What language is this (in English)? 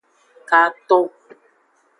Aja (Benin)